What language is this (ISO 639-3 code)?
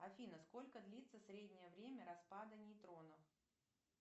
rus